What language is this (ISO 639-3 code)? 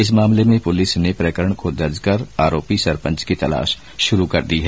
hin